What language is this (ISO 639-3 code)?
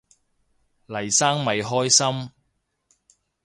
yue